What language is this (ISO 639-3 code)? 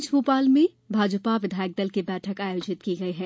hin